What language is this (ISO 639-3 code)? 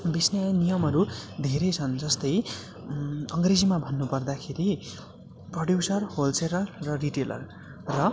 nep